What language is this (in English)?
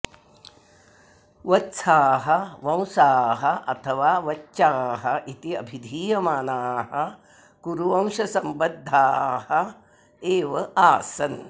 Sanskrit